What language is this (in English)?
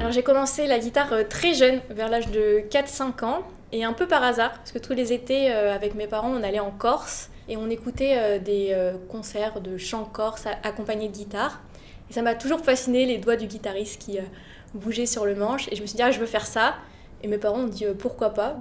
French